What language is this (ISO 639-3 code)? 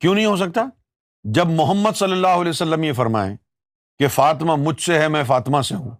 urd